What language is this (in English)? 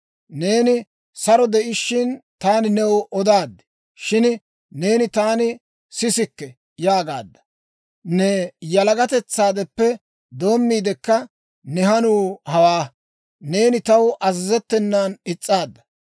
Dawro